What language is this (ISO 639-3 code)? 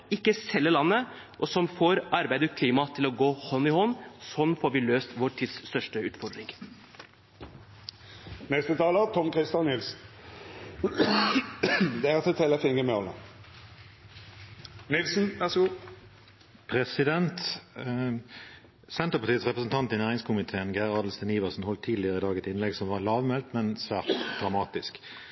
nob